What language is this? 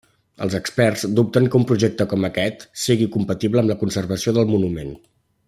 Catalan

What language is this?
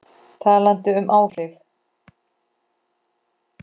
Icelandic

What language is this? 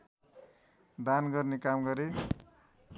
Nepali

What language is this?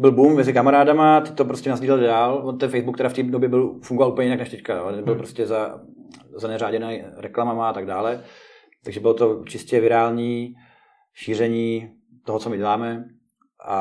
Czech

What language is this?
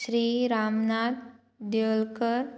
Konkani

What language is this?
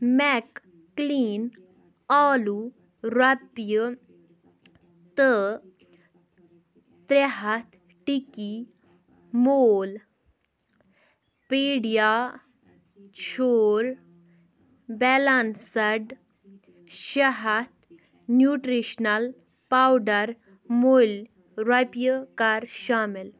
Kashmiri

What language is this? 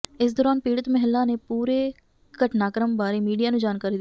Punjabi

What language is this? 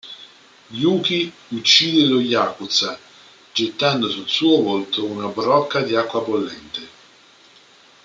Italian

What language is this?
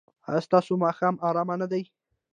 Pashto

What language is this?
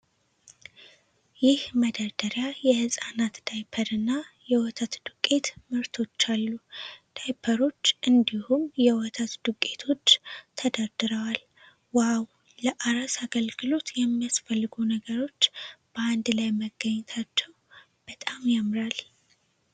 Amharic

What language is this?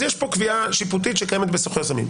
Hebrew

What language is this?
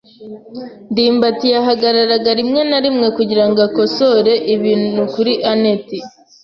Kinyarwanda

